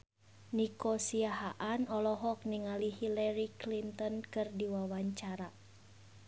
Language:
Sundanese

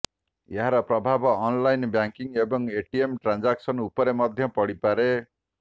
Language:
Odia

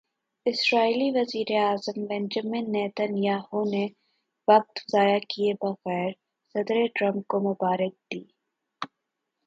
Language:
Urdu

